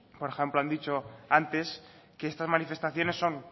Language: Spanish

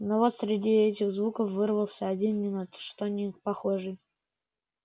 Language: Russian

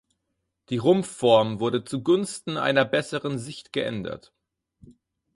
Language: German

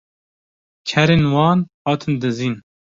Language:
Kurdish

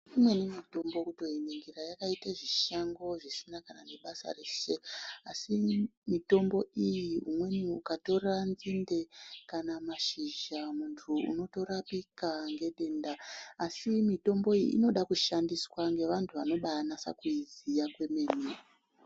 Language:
Ndau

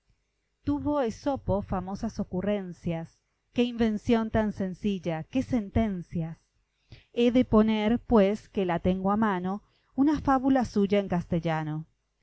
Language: Spanish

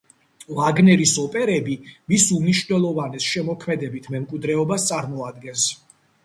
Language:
Georgian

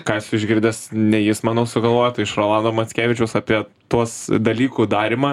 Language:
Lithuanian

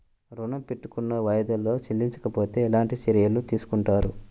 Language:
Telugu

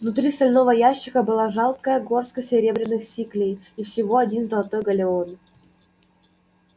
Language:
Russian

